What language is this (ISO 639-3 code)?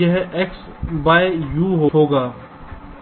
hin